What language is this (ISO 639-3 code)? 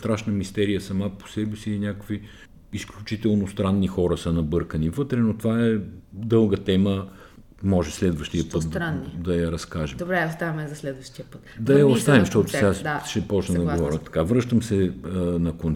bul